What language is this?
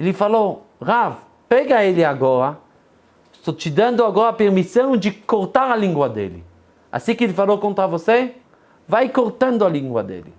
Portuguese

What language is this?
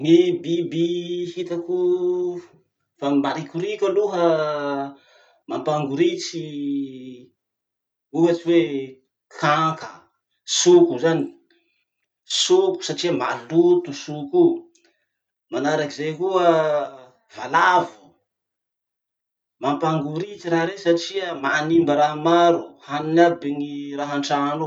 Masikoro Malagasy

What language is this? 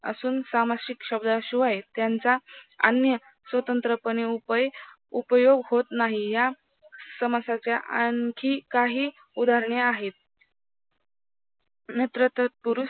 Marathi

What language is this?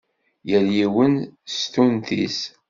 Kabyle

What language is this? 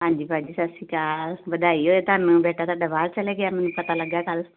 Punjabi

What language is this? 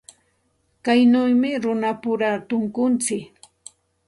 Santa Ana de Tusi Pasco Quechua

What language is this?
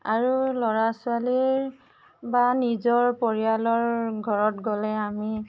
Assamese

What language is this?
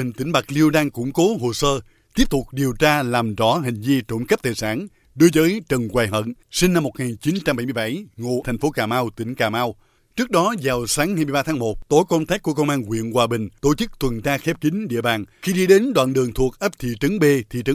Vietnamese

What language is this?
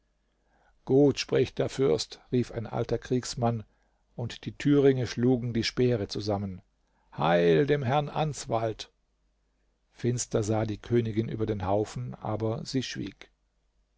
German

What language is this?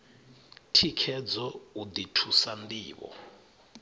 Venda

